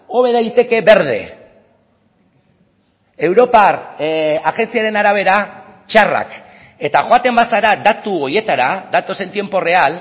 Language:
Basque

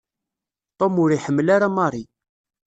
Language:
Kabyle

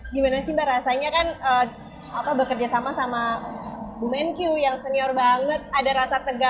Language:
Indonesian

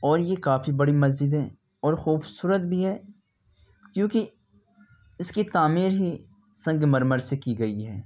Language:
Urdu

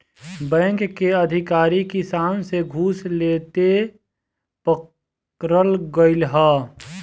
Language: Bhojpuri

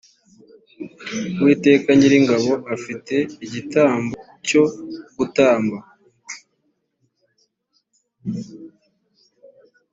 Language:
Kinyarwanda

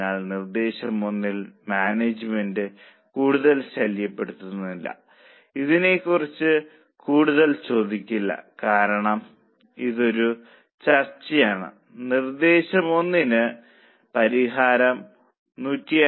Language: Malayalam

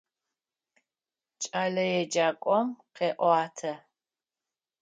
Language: Adyghe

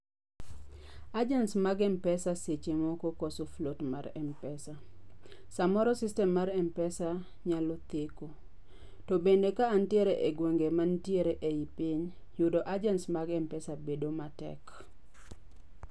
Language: Luo (Kenya and Tanzania)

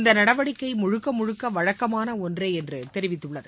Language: Tamil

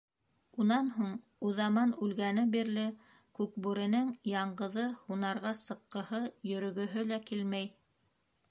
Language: Bashkir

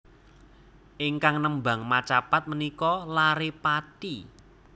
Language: Javanese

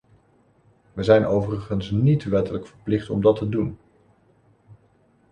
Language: Dutch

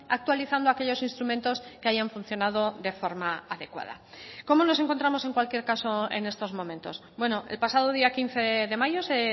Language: Spanish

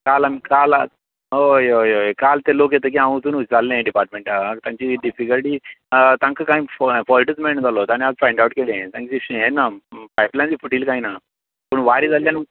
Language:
Konkani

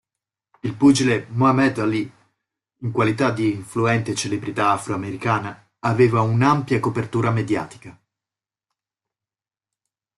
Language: Italian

